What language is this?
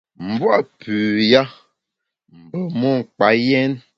Bamun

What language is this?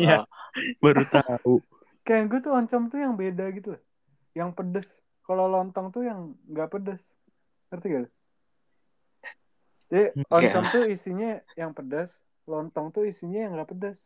Indonesian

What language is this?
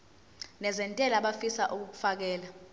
Zulu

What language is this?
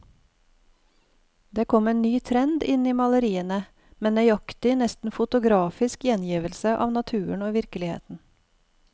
Norwegian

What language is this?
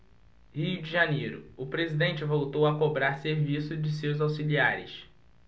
Portuguese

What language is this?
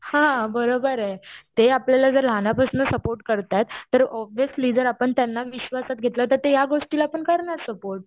Marathi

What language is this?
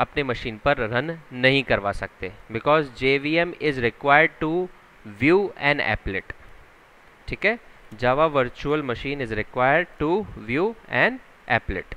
Hindi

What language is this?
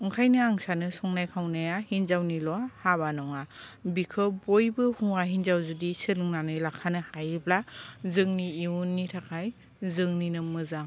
Bodo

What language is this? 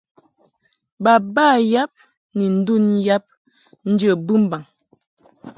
Mungaka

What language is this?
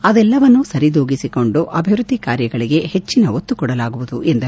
Kannada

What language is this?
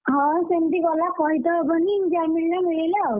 Odia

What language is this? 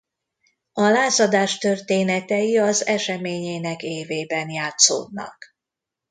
Hungarian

